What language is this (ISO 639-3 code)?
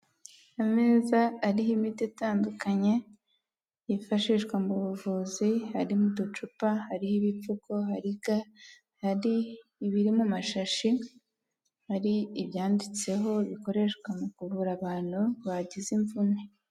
kin